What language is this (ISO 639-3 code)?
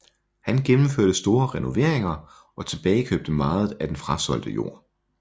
dan